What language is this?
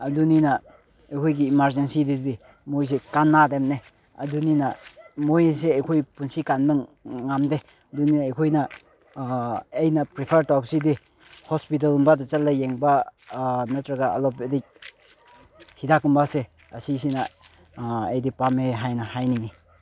Manipuri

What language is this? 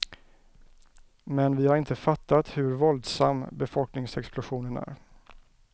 Swedish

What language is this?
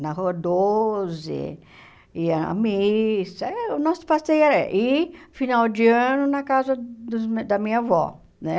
Portuguese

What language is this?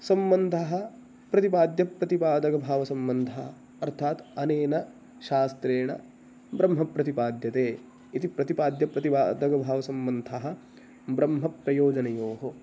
Sanskrit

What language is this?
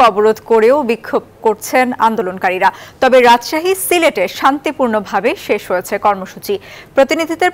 Bangla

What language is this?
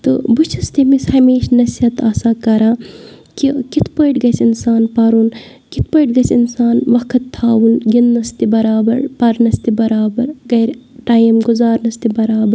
Kashmiri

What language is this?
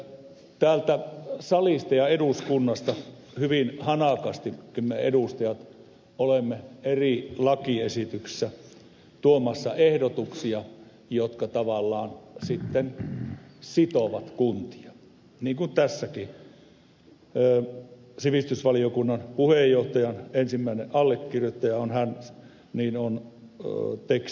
Finnish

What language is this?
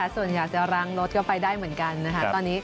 Thai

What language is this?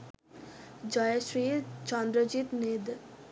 Sinhala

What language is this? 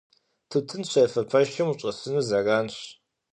Kabardian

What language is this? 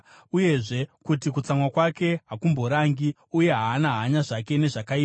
Shona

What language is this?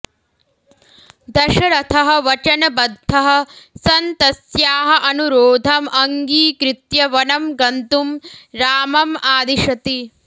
Sanskrit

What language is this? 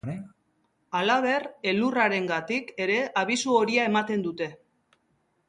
Basque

